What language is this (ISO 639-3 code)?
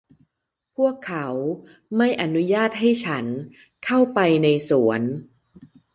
tha